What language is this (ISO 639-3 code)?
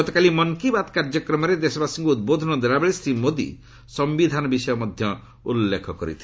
ori